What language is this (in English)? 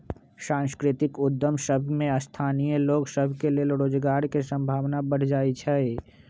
Magahi